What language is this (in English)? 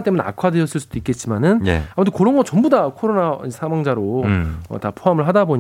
Korean